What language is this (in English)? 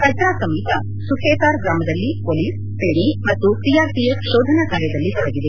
Kannada